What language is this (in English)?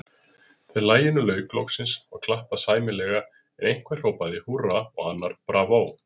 Icelandic